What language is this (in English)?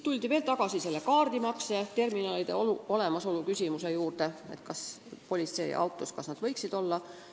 Estonian